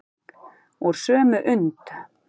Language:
Icelandic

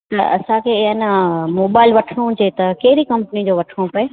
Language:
Sindhi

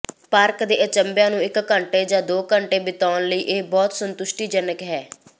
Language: Punjabi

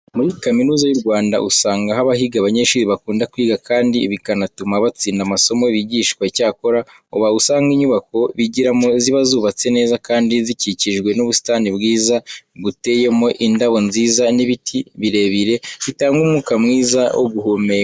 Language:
Kinyarwanda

